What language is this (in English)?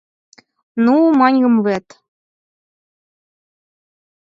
Mari